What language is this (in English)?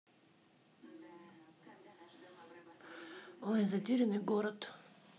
Russian